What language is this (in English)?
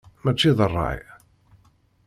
Kabyle